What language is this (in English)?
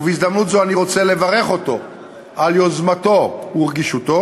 Hebrew